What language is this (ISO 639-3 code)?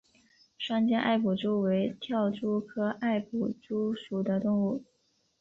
zho